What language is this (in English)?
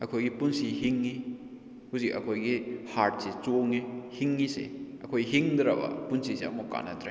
Manipuri